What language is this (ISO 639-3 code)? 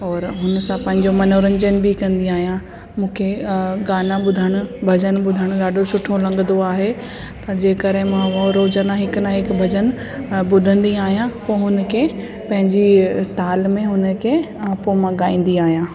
snd